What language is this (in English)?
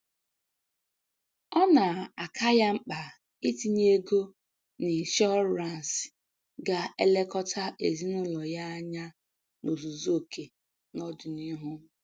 Igbo